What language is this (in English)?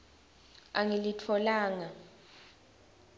Swati